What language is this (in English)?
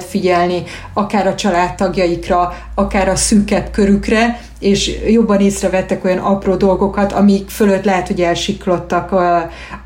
Hungarian